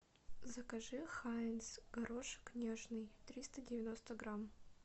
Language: Russian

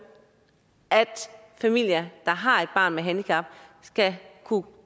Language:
Danish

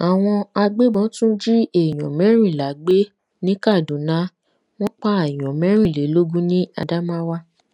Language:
Yoruba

